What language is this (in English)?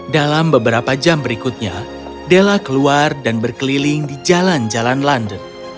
Indonesian